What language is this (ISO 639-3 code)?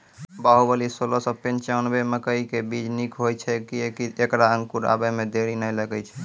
mai